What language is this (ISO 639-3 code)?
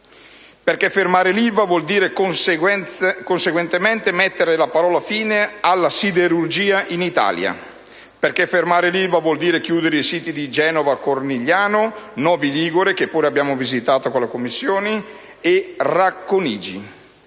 ita